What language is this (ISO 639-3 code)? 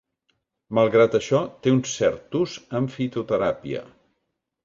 cat